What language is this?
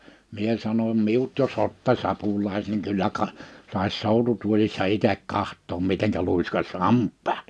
Finnish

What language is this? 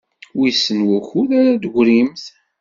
Kabyle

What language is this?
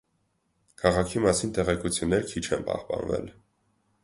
Armenian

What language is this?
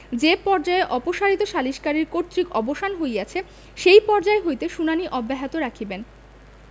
Bangla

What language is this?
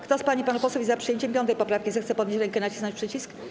Polish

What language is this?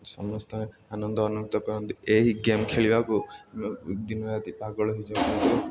Odia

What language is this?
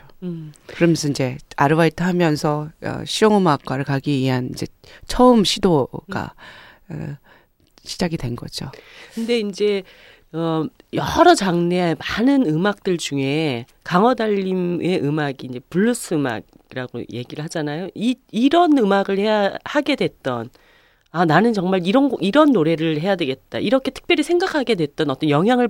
Korean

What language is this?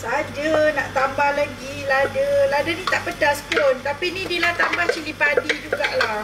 Malay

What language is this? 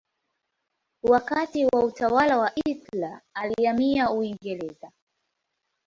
Swahili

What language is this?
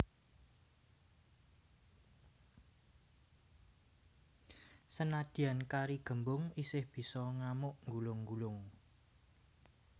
Javanese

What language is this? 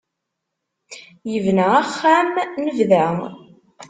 Kabyle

